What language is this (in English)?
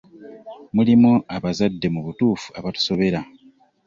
Ganda